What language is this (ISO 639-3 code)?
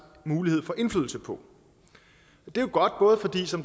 dan